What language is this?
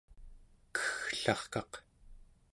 Central Yupik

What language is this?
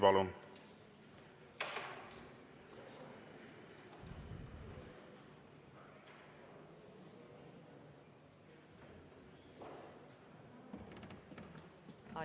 Estonian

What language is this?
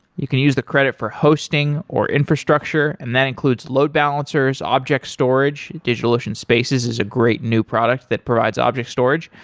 English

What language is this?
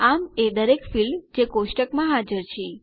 Gujarati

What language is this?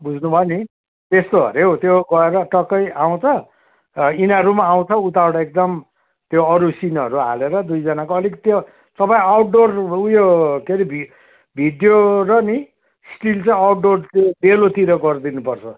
Nepali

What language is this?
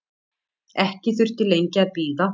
Icelandic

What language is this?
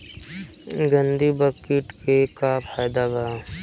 Bhojpuri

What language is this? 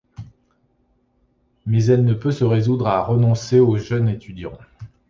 French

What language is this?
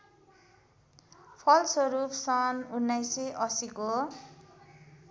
Nepali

